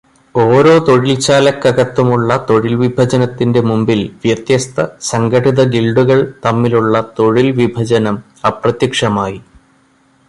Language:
Malayalam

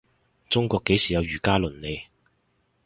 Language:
Cantonese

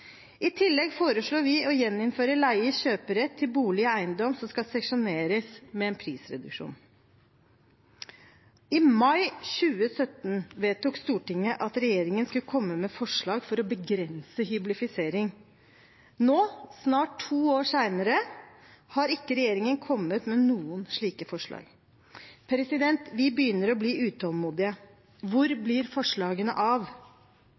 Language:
Norwegian Bokmål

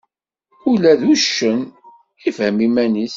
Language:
Kabyle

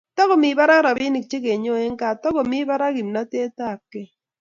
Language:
Kalenjin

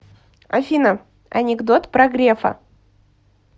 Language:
Russian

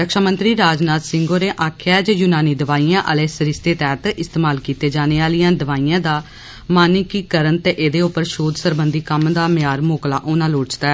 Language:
Dogri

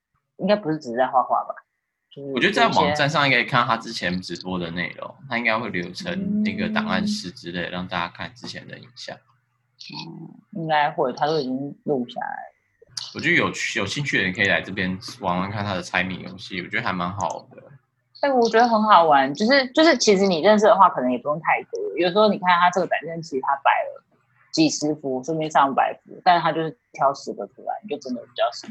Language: Chinese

